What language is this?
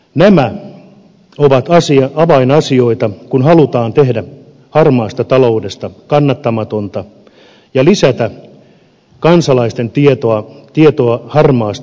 Finnish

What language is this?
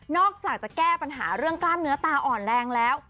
Thai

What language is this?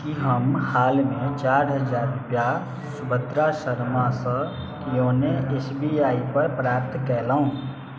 Maithili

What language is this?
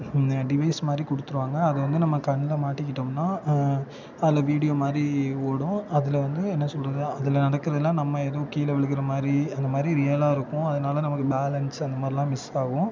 Tamil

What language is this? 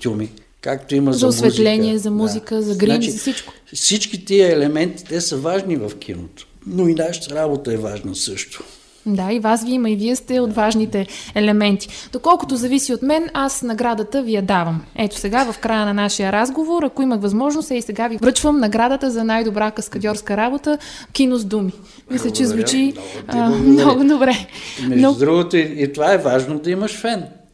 Bulgarian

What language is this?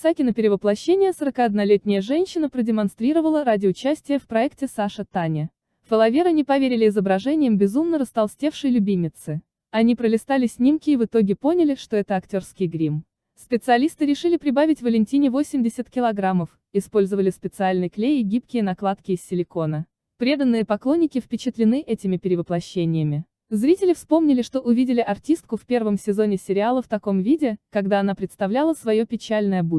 Russian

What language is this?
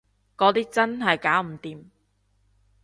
Cantonese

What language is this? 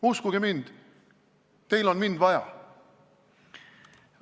Estonian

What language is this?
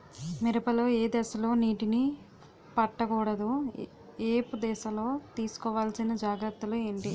Telugu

